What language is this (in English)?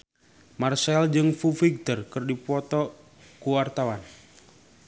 Sundanese